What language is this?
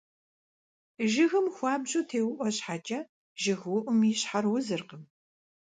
Kabardian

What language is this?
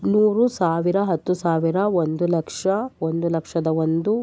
Kannada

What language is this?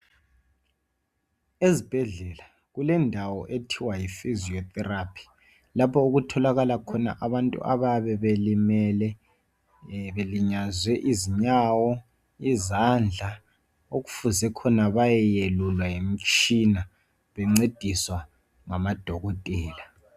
North Ndebele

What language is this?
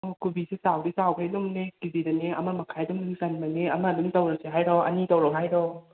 Manipuri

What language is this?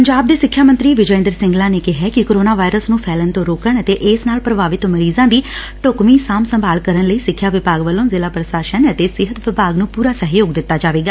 Punjabi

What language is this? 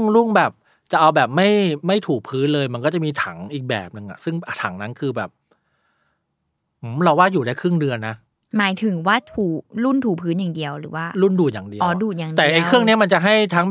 Thai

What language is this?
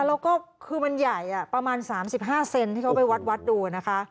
Thai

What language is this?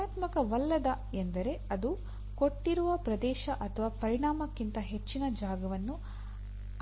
Kannada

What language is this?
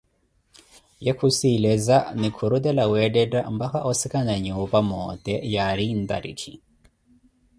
Koti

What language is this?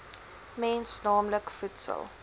Afrikaans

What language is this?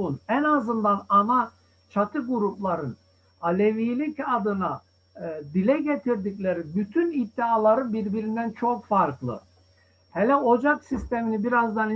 Turkish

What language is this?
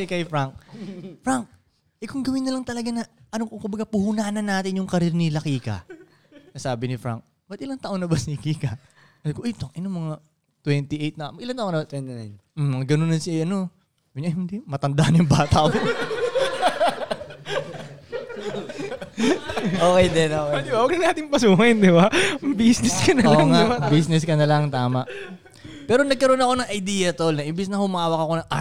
Filipino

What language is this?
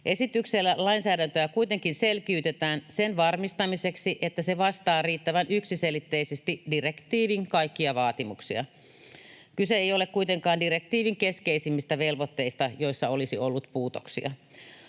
Finnish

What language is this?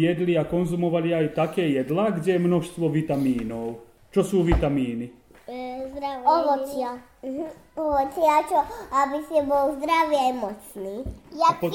Slovak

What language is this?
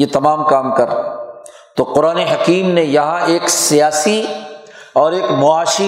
Urdu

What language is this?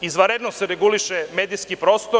Serbian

